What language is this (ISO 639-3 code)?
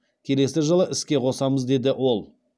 kaz